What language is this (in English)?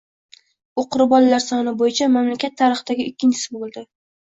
Uzbek